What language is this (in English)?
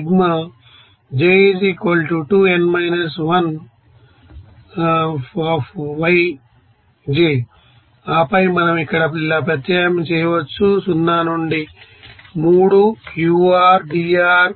Telugu